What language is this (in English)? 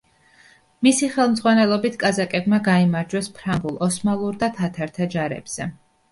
Georgian